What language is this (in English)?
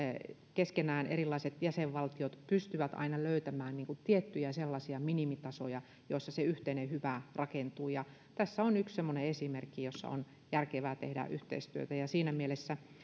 Finnish